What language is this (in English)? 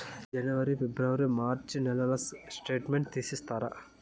Telugu